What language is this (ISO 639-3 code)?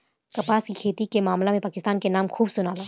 bho